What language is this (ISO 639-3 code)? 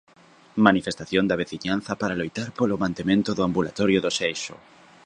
glg